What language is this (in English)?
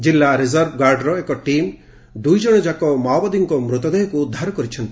Odia